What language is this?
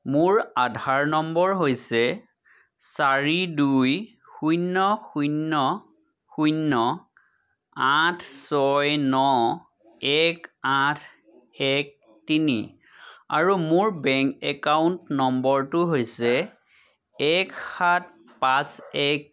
Assamese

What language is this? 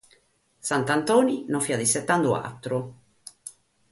Sardinian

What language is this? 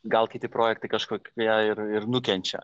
Lithuanian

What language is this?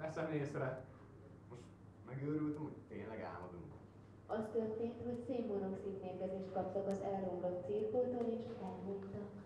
Hungarian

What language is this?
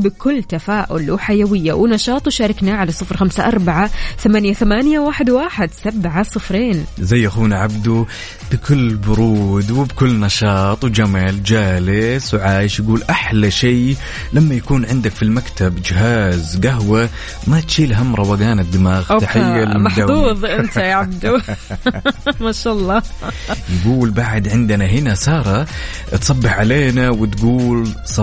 Arabic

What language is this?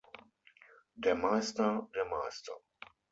German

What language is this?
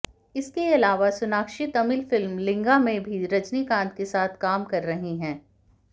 Hindi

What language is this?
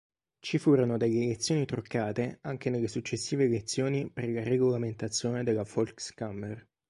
Italian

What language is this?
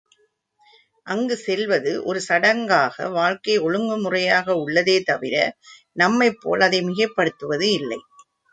Tamil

